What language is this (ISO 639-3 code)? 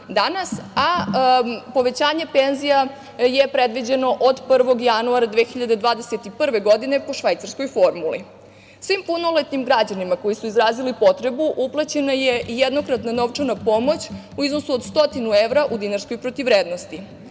srp